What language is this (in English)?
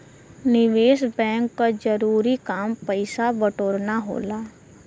Bhojpuri